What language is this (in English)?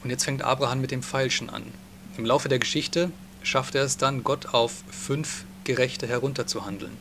German